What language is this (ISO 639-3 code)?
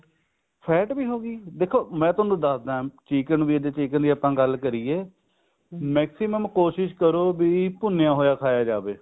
pan